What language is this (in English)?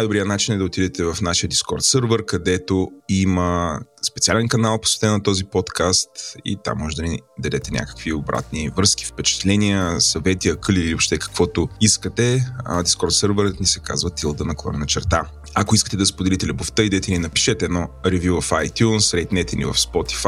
Bulgarian